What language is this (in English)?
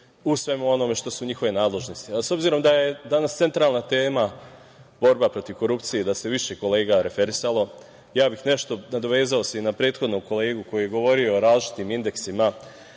Serbian